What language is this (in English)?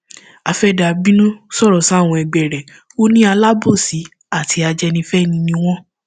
Yoruba